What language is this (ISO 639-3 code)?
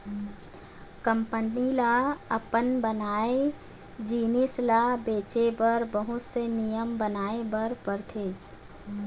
hne